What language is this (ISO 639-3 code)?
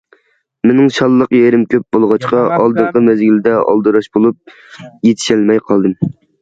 uig